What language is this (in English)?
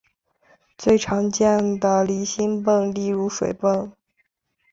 Chinese